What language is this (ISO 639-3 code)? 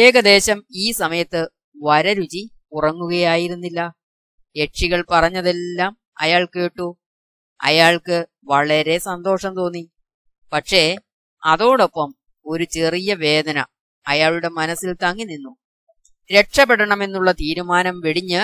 mal